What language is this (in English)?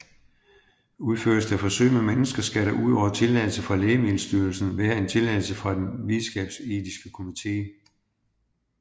Danish